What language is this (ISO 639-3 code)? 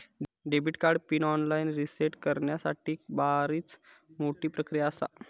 mar